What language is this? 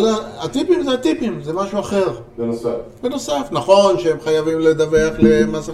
Hebrew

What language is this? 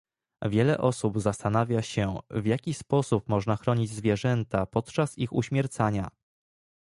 Polish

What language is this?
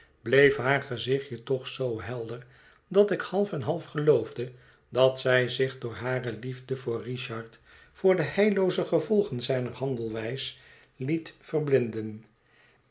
Dutch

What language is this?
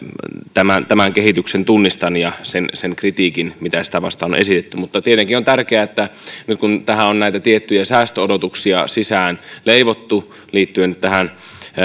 Finnish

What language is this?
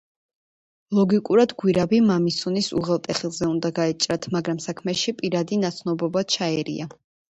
Georgian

